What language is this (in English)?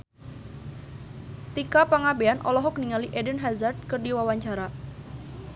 Sundanese